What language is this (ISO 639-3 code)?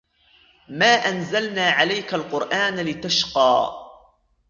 ara